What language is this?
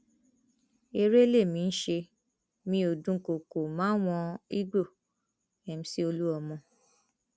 Yoruba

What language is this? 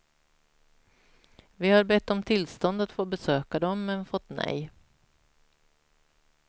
Swedish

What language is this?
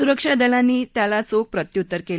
Marathi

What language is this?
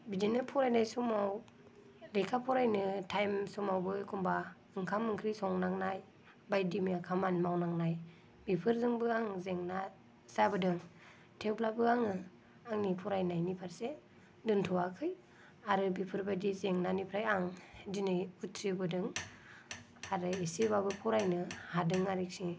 Bodo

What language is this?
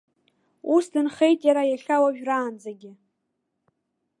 Abkhazian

